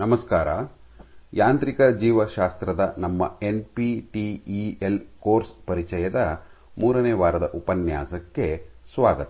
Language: Kannada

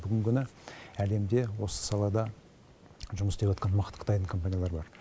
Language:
Kazakh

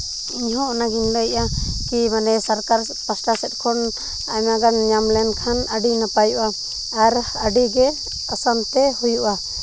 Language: Santali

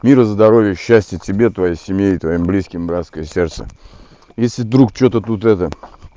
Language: Russian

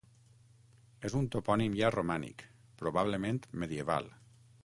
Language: Catalan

